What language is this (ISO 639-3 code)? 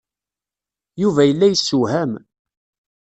kab